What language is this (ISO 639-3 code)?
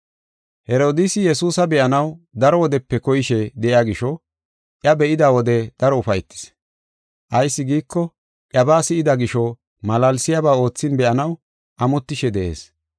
gof